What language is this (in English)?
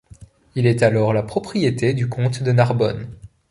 French